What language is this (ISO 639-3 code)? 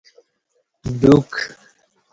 bsh